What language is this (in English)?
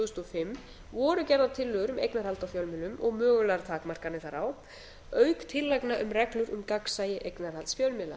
Icelandic